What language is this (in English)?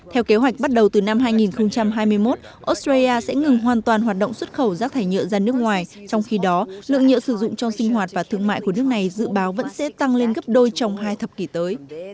Vietnamese